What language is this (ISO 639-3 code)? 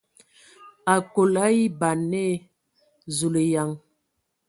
ewo